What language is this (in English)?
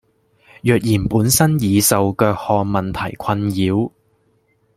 Cantonese